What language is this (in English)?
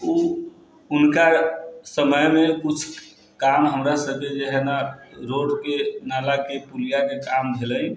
Maithili